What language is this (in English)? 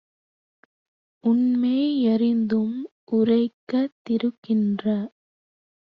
Tamil